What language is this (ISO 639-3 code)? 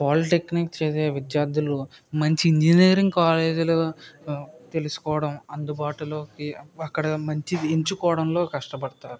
tel